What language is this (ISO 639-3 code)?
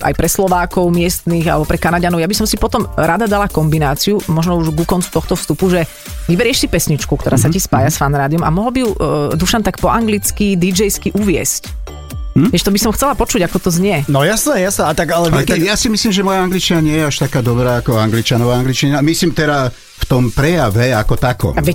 slk